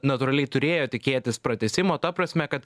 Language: Lithuanian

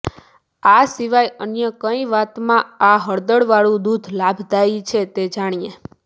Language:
Gujarati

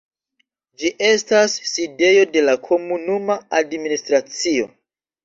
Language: Esperanto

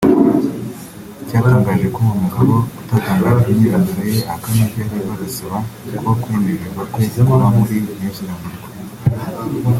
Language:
Kinyarwanda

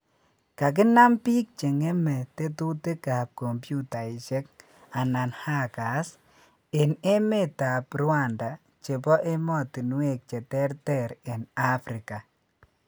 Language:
Kalenjin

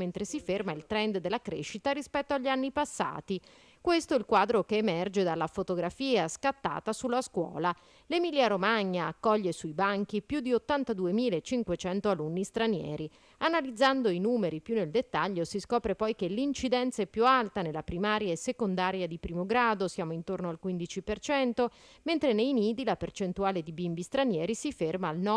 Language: Italian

